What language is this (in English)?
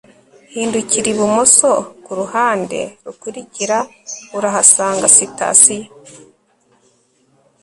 Kinyarwanda